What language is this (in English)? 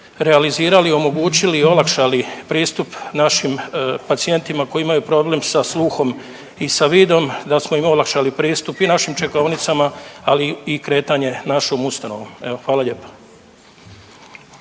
Croatian